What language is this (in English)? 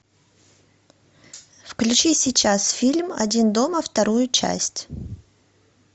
Russian